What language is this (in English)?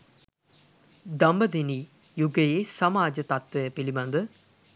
Sinhala